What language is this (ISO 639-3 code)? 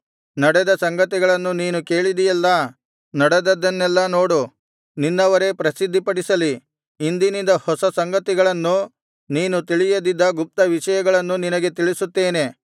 kan